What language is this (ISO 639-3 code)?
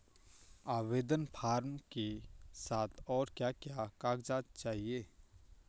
hin